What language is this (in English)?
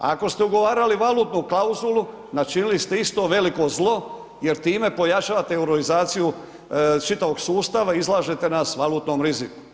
Croatian